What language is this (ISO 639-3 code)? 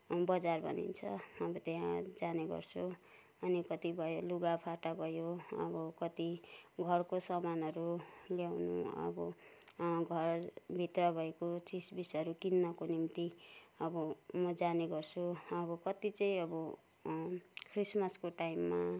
nep